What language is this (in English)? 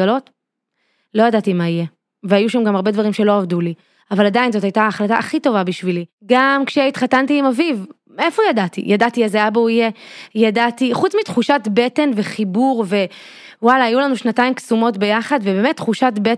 Hebrew